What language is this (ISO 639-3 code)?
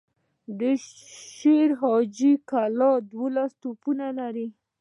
pus